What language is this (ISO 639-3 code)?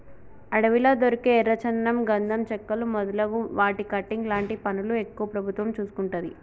tel